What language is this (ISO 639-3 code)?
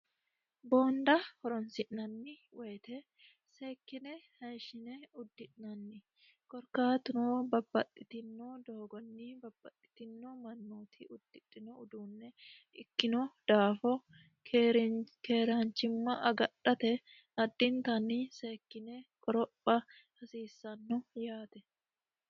sid